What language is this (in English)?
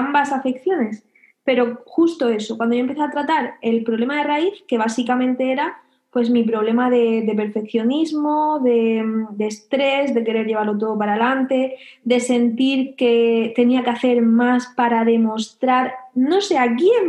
Spanish